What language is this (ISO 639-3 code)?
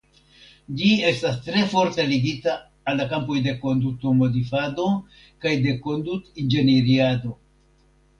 epo